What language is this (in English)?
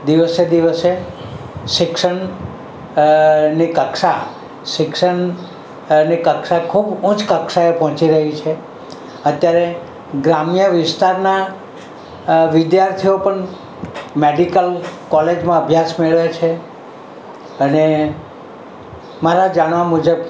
Gujarati